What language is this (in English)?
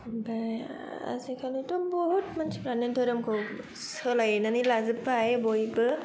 Bodo